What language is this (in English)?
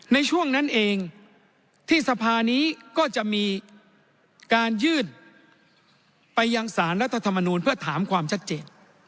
Thai